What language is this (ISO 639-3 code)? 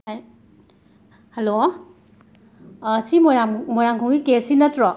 mni